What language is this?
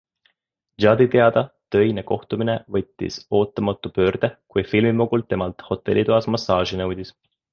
Estonian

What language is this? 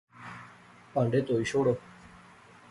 Pahari-Potwari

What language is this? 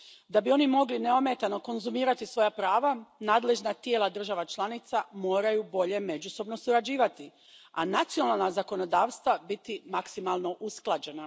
Croatian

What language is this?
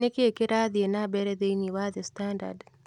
Kikuyu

